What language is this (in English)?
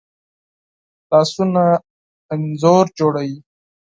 Pashto